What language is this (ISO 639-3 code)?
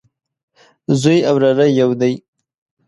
pus